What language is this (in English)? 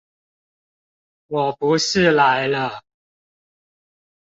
Chinese